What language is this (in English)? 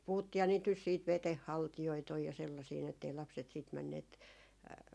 Finnish